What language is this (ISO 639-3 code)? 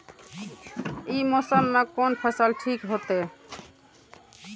mai